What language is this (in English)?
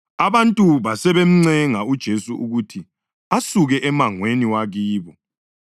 North Ndebele